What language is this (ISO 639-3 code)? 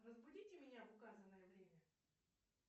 rus